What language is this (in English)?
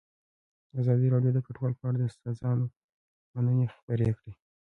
Pashto